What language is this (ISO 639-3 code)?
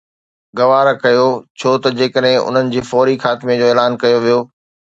snd